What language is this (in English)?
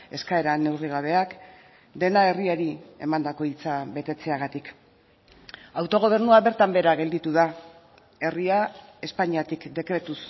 Basque